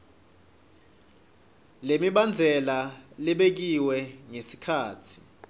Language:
Swati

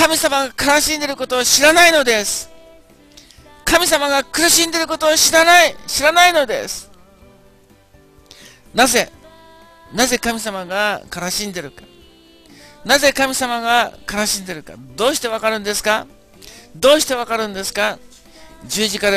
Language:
Japanese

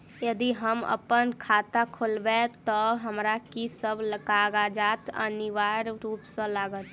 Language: Maithili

